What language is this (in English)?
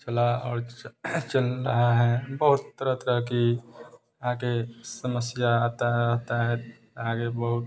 Hindi